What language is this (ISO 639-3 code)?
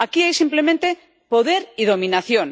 spa